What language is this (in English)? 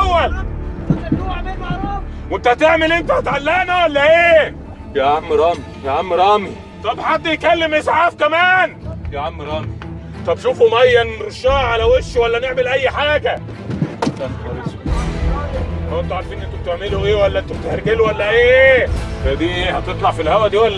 Arabic